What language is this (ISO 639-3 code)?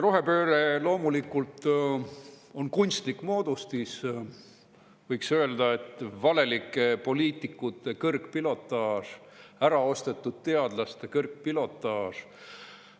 est